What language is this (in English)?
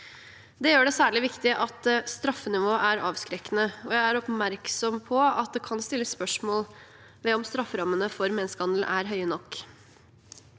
Norwegian